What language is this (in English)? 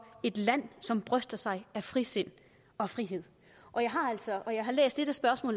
Danish